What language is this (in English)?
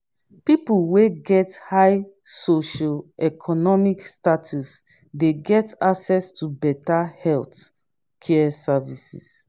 Nigerian Pidgin